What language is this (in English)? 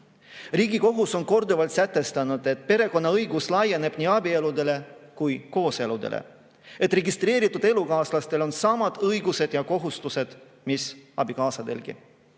Estonian